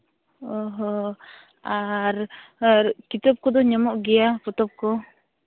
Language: Santali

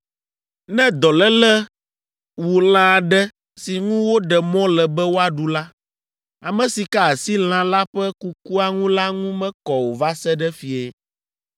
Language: Ewe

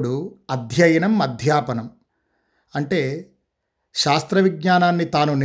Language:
Telugu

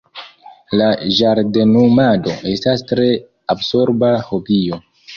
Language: Esperanto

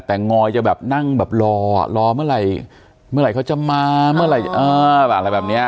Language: Thai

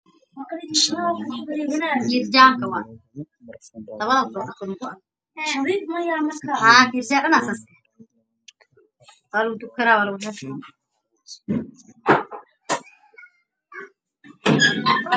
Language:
Somali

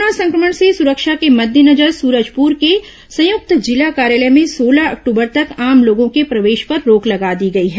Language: Hindi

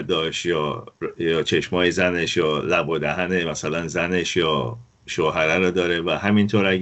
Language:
Persian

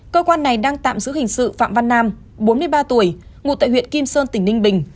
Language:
Vietnamese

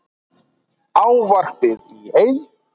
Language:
Icelandic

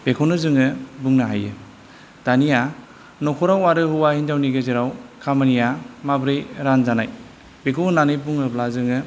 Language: Bodo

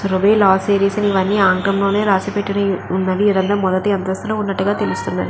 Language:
Telugu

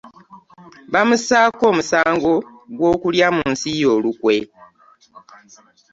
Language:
Ganda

